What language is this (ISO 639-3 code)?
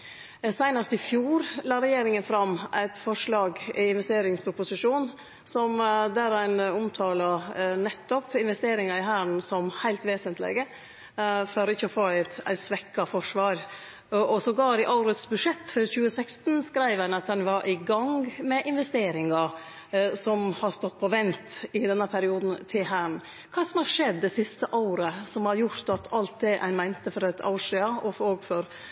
nno